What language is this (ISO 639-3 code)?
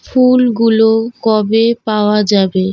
ben